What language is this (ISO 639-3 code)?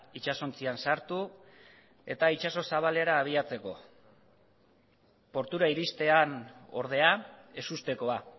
eus